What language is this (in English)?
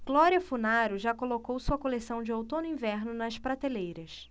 Portuguese